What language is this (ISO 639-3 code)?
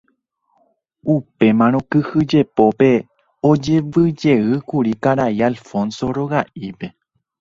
grn